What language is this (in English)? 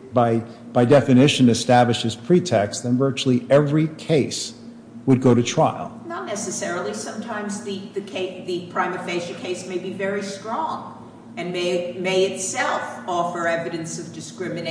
English